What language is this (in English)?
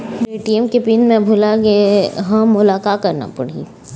Chhattisgarhi